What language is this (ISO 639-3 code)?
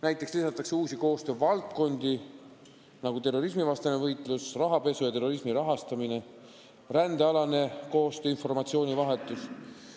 est